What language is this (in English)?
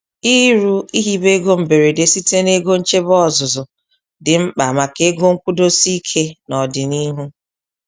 Igbo